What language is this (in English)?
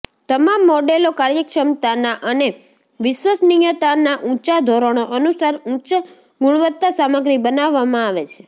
Gujarati